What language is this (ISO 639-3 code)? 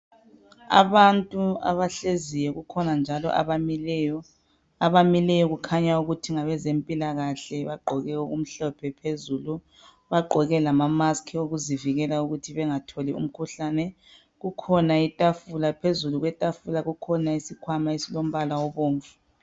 nde